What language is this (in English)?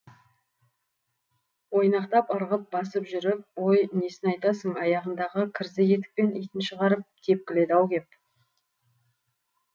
Kazakh